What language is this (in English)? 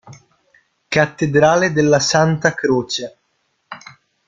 Italian